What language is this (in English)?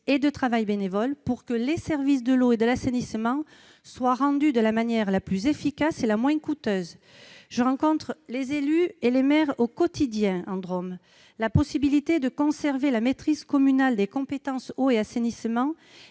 French